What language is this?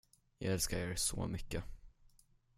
Swedish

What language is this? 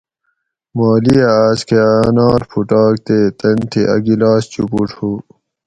Gawri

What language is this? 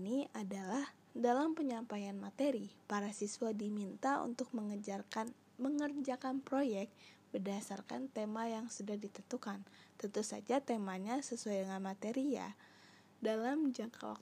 Indonesian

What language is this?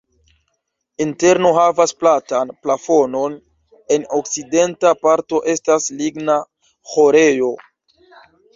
Esperanto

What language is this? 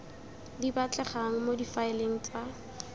Tswana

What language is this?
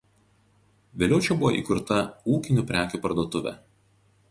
Lithuanian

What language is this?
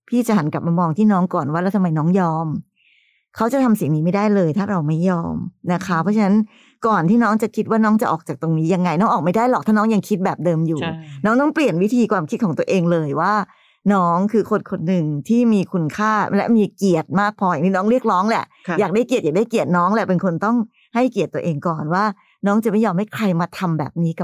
Thai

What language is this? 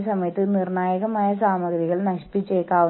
Malayalam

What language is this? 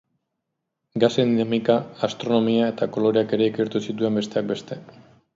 Basque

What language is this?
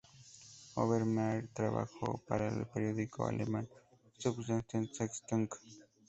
Spanish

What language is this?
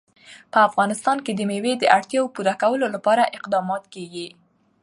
Pashto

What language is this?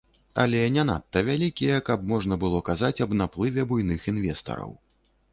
Belarusian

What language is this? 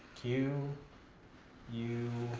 English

